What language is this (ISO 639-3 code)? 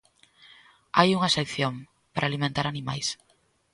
glg